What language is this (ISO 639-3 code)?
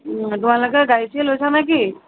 asm